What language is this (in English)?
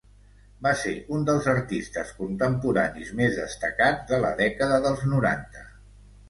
Catalan